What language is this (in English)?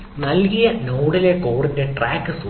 Malayalam